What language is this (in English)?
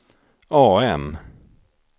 Swedish